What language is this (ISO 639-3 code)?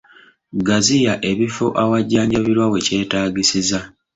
lug